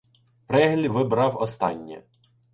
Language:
Ukrainian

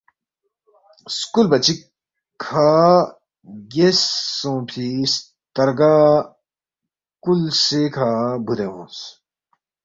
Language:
Balti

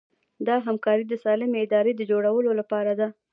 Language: Pashto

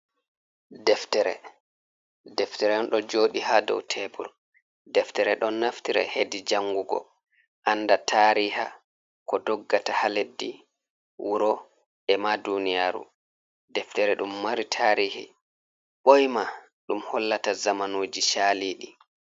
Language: Fula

